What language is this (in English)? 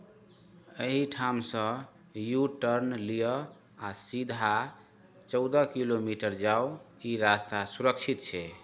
Maithili